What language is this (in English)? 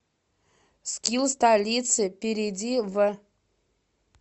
Russian